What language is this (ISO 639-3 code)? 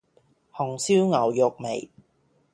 yue